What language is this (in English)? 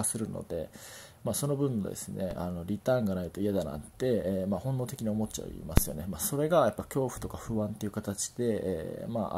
Japanese